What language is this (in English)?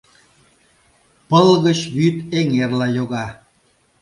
Mari